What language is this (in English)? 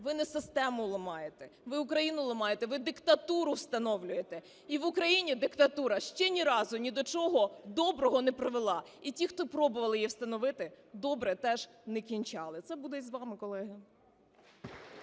Ukrainian